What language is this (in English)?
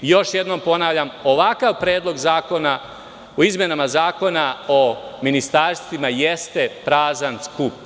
Serbian